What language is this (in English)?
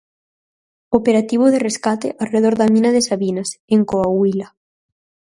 Galician